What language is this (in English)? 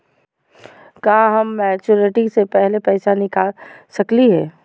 Magahi